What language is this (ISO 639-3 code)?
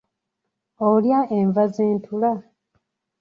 lug